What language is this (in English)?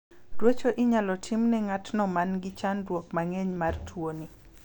Luo (Kenya and Tanzania)